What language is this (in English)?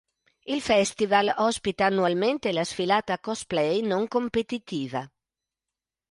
Italian